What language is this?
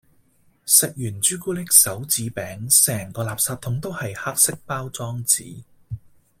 Cantonese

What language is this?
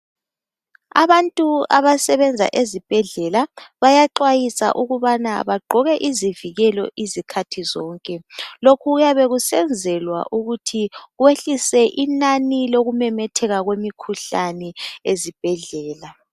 North Ndebele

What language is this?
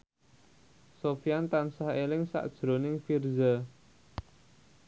Javanese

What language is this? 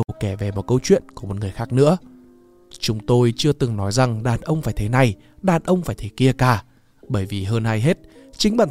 Vietnamese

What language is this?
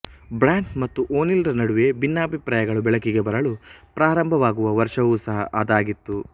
Kannada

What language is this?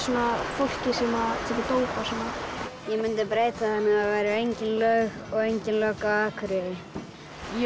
Icelandic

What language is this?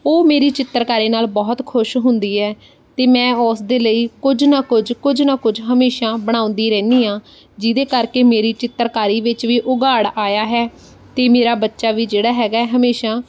Punjabi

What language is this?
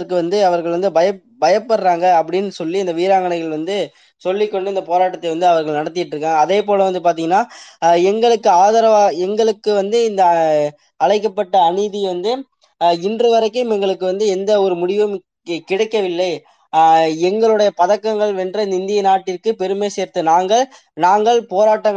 Tamil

